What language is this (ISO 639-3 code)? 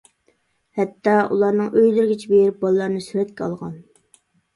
uig